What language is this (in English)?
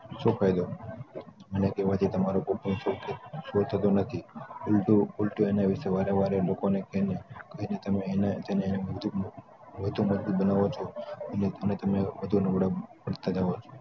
Gujarati